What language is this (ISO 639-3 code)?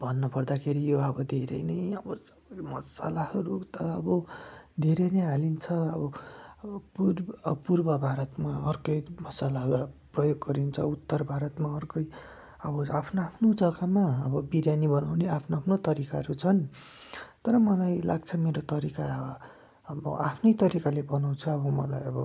nep